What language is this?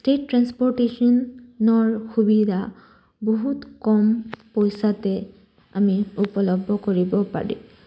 Assamese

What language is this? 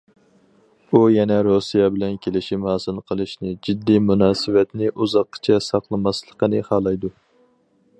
Uyghur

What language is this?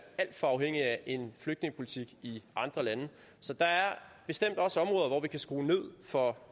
Danish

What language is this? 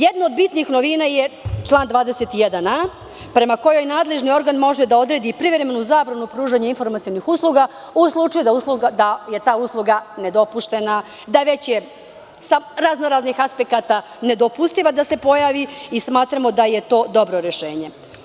Serbian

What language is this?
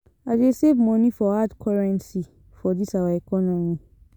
Nigerian Pidgin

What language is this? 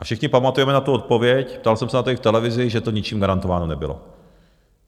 Czech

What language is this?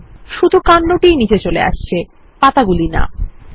Bangla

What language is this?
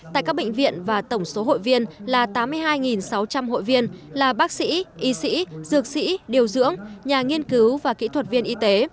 Vietnamese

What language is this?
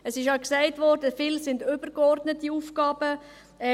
Swiss German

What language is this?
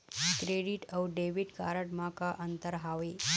Chhattisgarhi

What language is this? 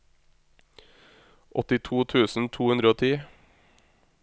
Norwegian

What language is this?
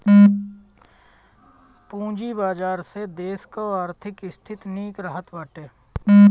Bhojpuri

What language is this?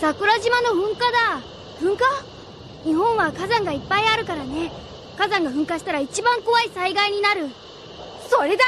Japanese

